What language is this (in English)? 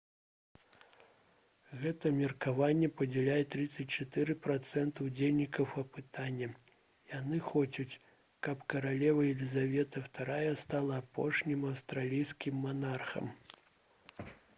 Belarusian